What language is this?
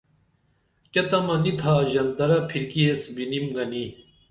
Dameli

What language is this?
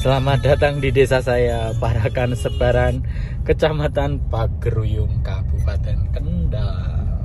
Indonesian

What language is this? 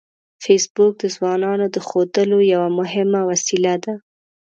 Pashto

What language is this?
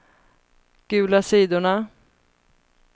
Swedish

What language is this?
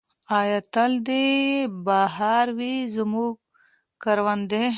Pashto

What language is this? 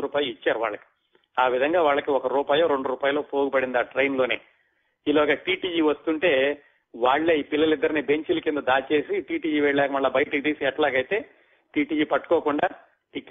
Telugu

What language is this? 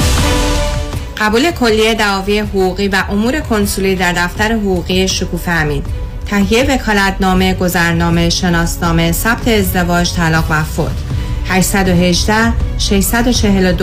Persian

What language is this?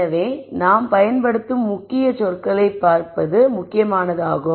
Tamil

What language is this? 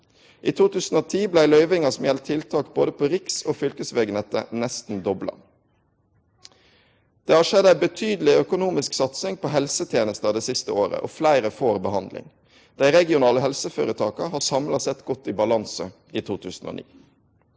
Norwegian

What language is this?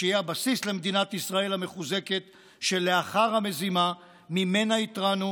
Hebrew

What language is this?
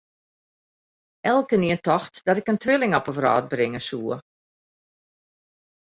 Western Frisian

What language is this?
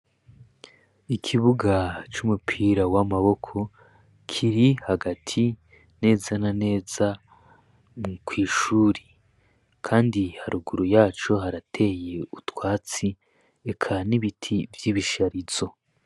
Rundi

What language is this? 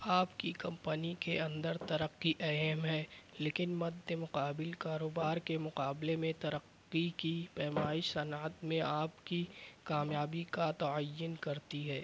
Urdu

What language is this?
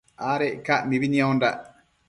Matsés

